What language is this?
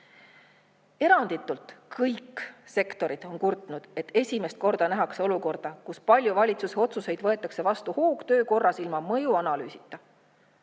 Estonian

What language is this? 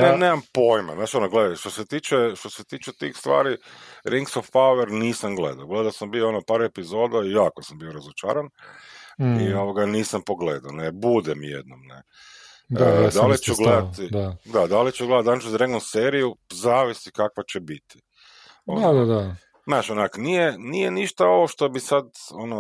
Croatian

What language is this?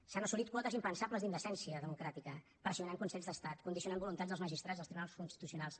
Catalan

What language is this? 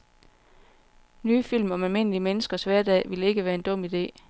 Danish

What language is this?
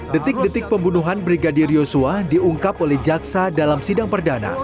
Indonesian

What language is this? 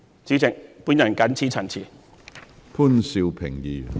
Cantonese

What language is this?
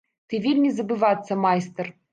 Belarusian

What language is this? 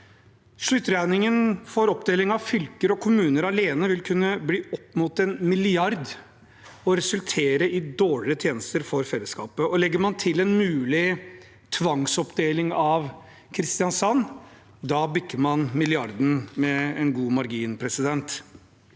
Norwegian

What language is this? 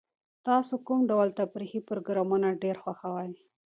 Pashto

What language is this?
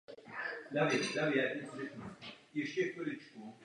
Czech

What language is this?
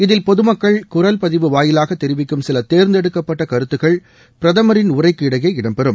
Tamil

